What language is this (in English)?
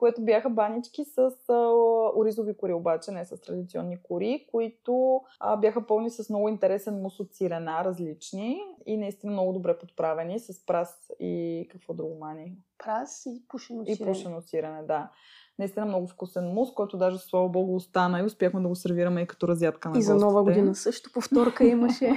Bulgarian